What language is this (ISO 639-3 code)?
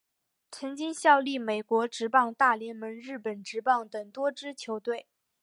zho